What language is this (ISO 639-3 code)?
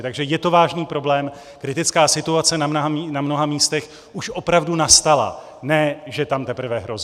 ces